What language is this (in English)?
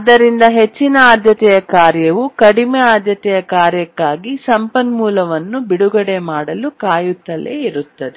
Kannada